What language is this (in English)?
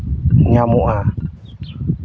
Santali